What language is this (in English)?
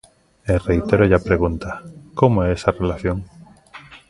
Galician